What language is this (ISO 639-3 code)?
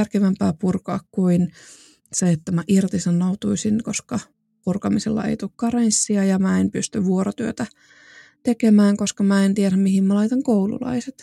fin